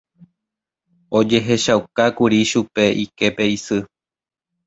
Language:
Guarani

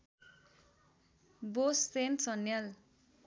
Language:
Nepali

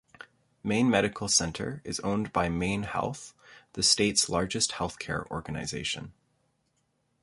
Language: English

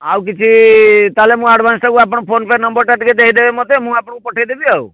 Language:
Odia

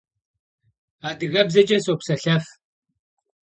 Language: Kabardian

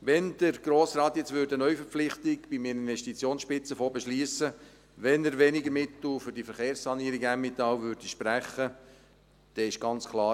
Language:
Swiss German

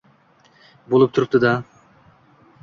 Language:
Uzbek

